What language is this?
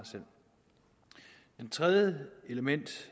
Danish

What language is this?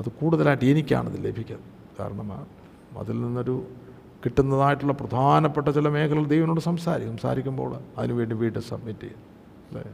Malayalam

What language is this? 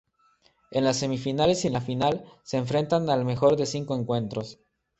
Spanish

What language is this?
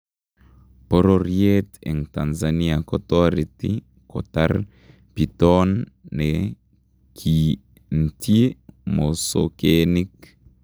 Kalenjin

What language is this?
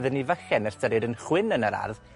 Welsh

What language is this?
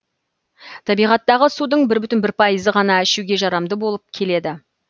Kazakh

